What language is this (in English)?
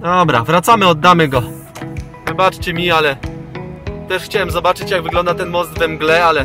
Polish